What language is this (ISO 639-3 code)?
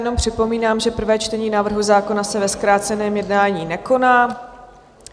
ces